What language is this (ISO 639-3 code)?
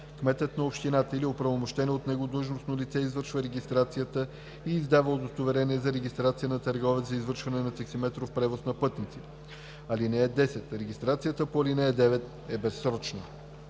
bul